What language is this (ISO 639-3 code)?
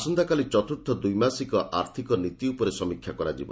ori